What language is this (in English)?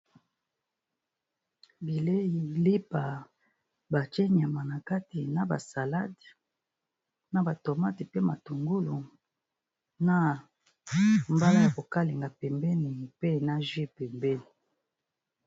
Lingala